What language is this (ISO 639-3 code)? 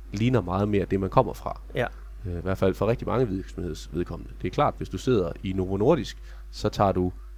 dan